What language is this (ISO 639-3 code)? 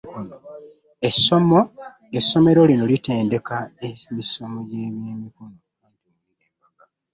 lug